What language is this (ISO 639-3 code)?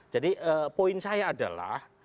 ind